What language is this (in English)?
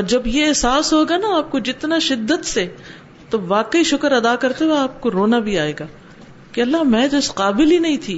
Urdu